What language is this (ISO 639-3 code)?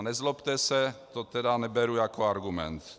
ces